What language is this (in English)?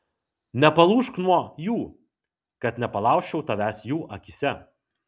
Lithuanian